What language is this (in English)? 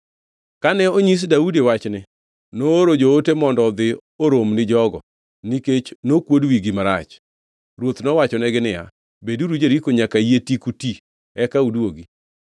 Luo (Kenya and Tanzania)